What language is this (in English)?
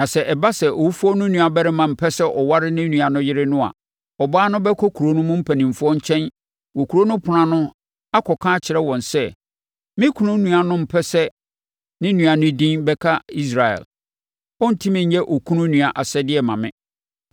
Akan